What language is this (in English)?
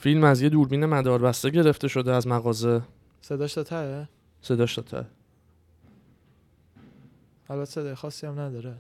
Persian